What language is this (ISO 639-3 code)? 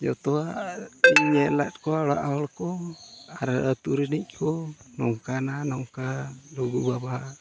sat